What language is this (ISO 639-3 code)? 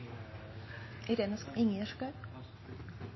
nno